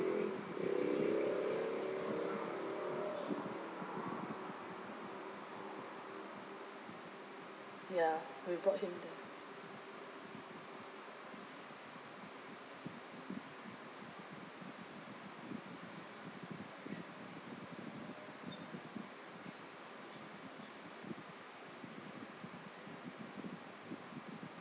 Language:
English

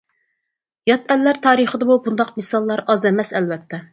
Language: Uyghur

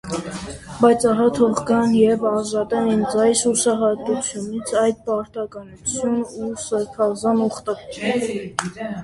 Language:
Armenian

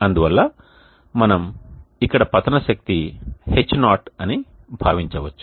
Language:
Telugu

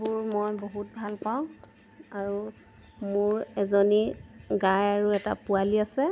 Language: Assamese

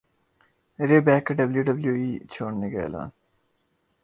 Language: Urdu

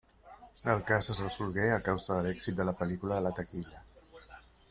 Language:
Catalan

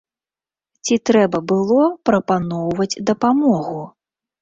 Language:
Belarusian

